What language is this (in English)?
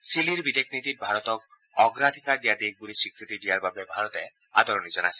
Assamese